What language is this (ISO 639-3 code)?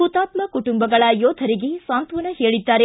kan